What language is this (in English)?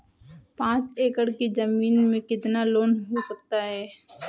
Hindi